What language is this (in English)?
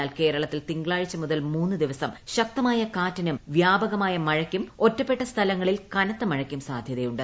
Malayalam